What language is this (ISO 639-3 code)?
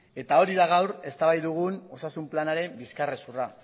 eus